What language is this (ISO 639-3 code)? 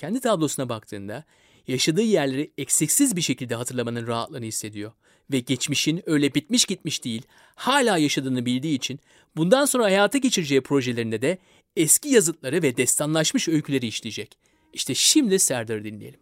tur